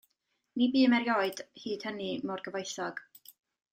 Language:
Welsh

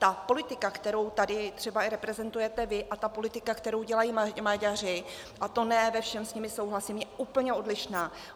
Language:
Czech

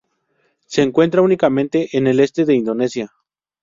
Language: Spanish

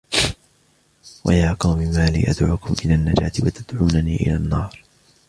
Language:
Arabic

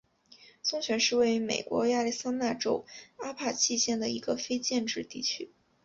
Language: Chinese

